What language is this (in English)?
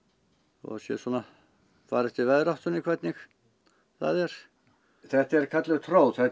Icelandic